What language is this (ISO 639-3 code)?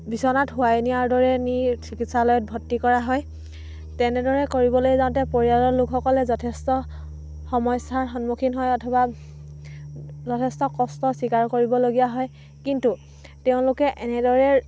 asm